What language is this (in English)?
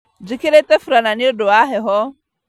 Kikuyu